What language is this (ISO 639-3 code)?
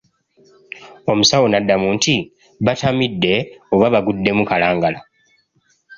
lug